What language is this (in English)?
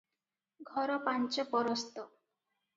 Odia